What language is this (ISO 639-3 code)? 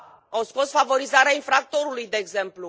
ron